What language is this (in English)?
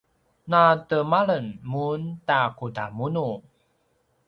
Paiwan